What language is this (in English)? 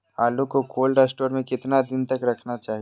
Magahi